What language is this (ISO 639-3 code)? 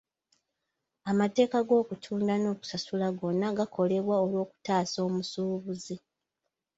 lug